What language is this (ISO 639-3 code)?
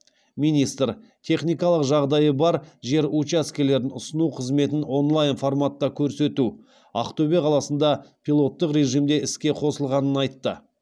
kaz